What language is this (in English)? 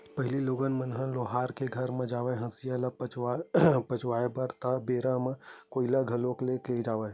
Chhattisgarhi